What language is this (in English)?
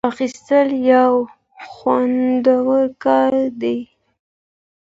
Pashto